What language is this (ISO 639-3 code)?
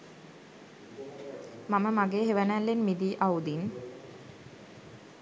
sin